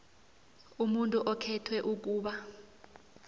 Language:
South Ndebele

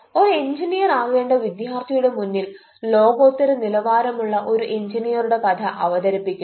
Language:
Malayalam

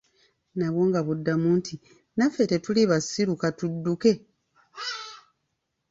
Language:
Ganda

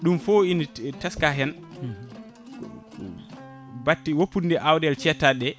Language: Fula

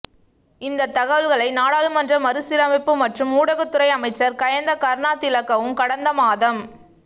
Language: Tamil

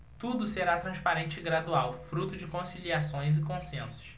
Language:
Portuguese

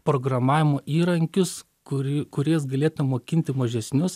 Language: Lithuanian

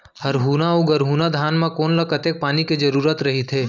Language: Chhattisgarhi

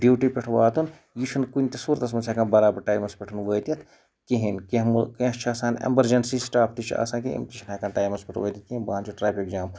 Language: Kashmiri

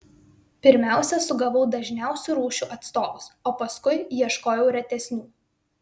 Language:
Lithuanian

